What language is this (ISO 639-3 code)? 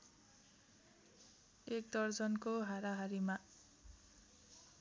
nep